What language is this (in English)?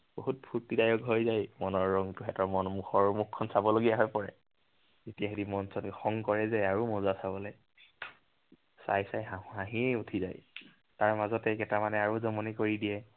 Assamese